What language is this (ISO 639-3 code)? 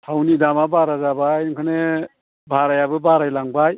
brx